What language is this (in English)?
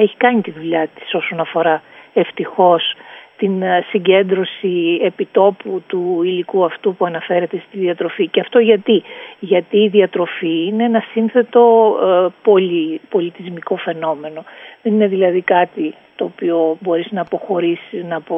Greek